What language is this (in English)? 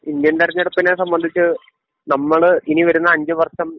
Malayalam